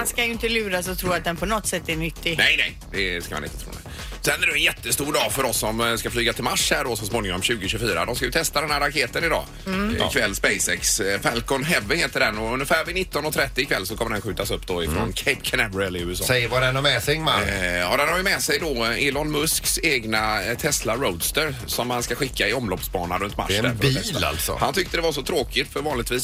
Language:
Swedish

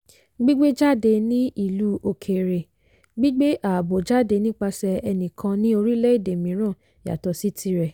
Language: Yoruba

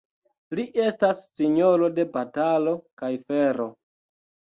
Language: Esperanto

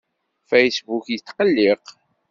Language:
Kabyle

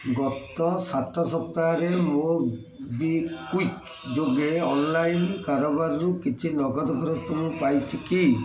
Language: Odia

